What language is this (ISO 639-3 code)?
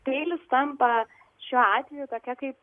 lit